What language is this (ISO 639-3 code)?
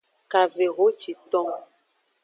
ajg